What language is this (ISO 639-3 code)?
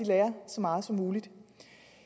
dan